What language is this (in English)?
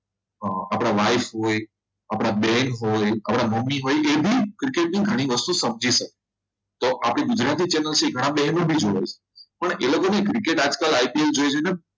Gujarati